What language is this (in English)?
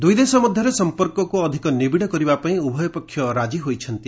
Odia